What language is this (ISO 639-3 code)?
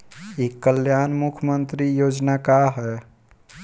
bho